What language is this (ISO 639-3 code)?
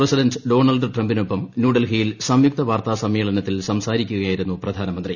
mal